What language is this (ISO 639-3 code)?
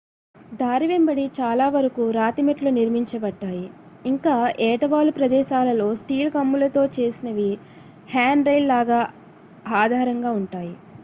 tel